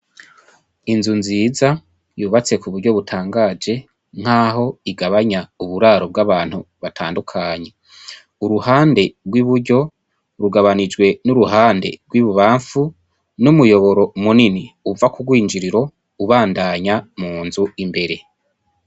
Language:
Rundi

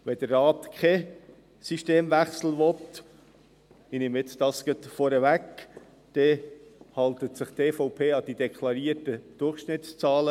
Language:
Swiss German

